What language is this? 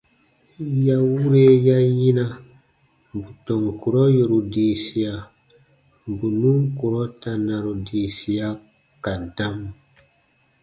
Baatonum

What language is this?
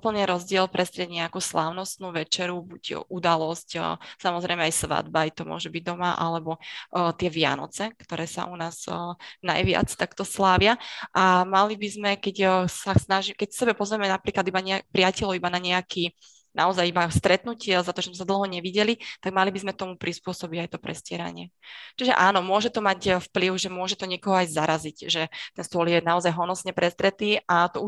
Slovak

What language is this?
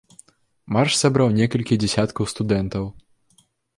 Belarusian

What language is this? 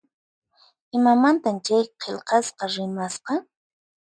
Puno Quechua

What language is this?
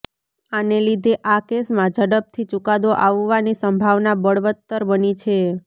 Gujarati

